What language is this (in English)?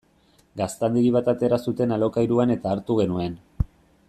Basque